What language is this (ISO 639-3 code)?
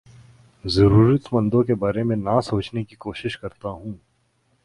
urd